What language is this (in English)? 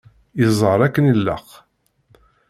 Kabyle